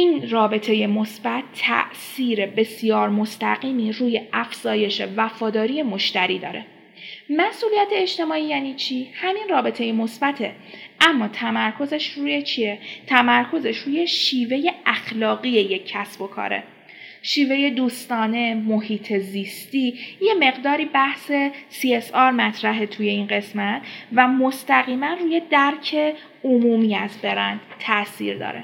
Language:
Persian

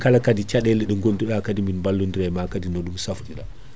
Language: Fula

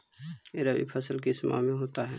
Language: Magahi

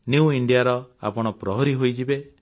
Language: Odia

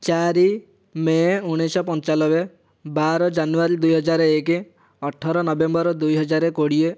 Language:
Odia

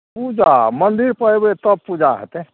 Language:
Maithili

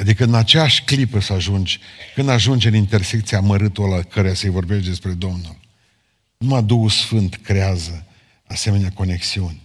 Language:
Romanian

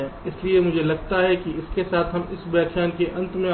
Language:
Hindi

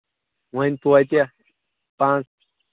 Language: Kashmiri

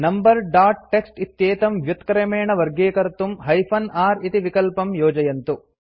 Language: Sanskrit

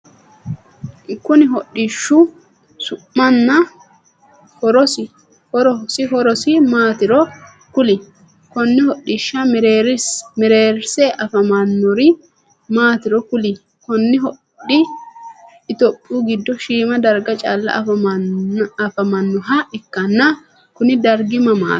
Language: Sidamo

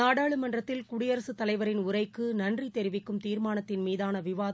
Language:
Tamil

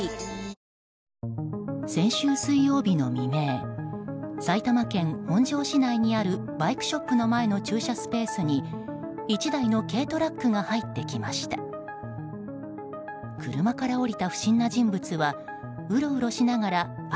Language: Japanese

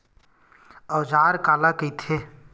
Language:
Chhattisgarhi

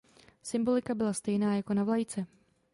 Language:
Czech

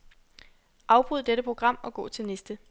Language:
Danish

